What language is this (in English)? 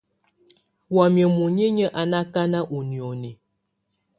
Tunen